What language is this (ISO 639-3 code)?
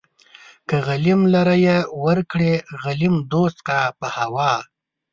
pus